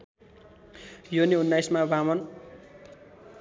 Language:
Nepali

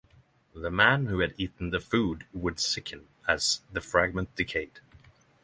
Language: English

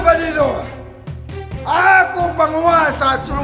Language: Indonesian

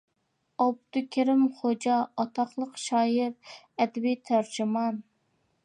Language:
Uyghur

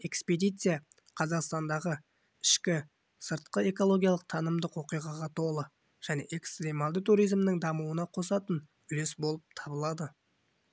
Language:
Kazakh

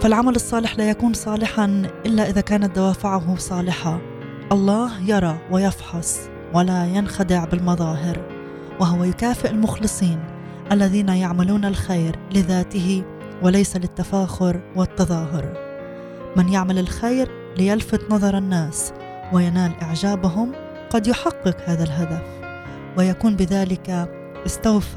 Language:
Arabic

